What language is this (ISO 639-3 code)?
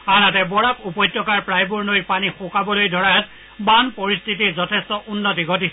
asm